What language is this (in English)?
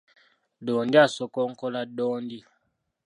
Ganda